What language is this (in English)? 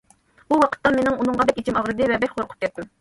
Uyghur